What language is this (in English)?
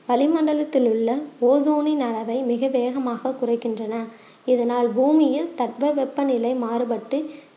Tamil